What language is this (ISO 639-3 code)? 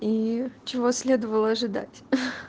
rus